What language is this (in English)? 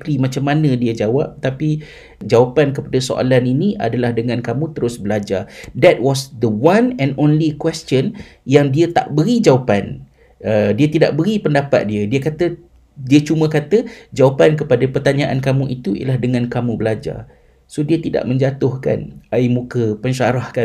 Malay